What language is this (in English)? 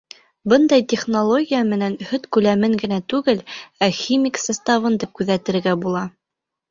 Bashkir